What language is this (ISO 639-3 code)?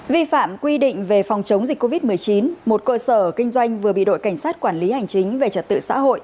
vie